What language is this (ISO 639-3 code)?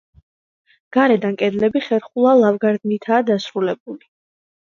kat